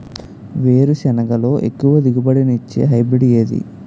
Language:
Telugu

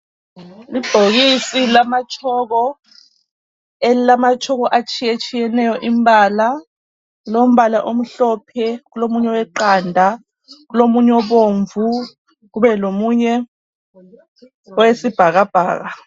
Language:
North Ndebele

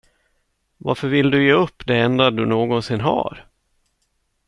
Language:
Swedish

